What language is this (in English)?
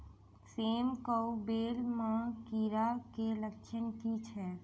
Maithili